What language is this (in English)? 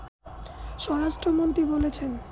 Bangla